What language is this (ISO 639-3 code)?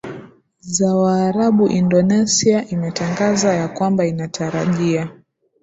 swa